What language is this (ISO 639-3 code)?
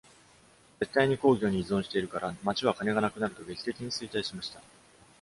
jpn